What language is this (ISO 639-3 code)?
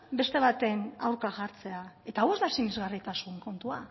eus